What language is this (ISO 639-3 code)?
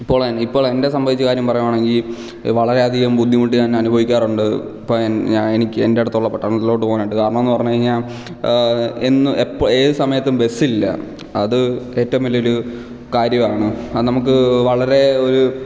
mal